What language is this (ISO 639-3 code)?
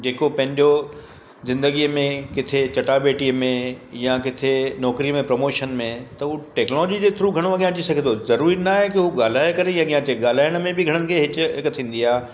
snd